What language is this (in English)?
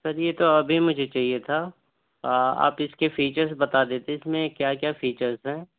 Urdu